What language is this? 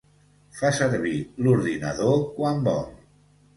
Catalan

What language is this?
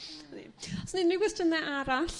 Welsh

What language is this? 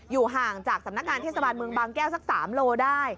Thai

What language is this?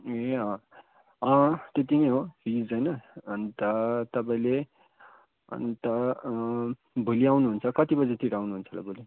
Nepali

